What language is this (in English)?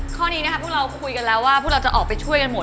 Thai